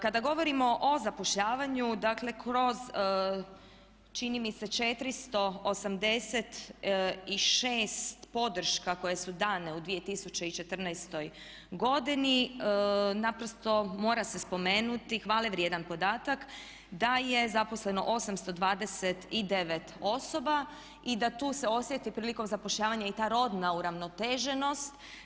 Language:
Croatian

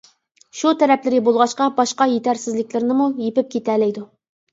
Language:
Uyghur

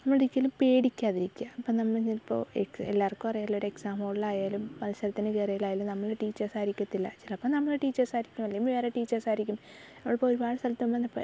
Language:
Malayalam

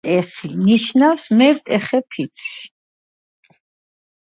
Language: Georgian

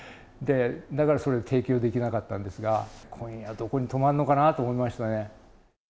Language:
Japanese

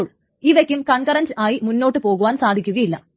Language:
Malayalam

